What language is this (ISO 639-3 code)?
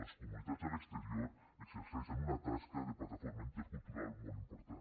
cat